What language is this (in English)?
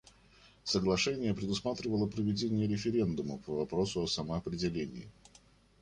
Russian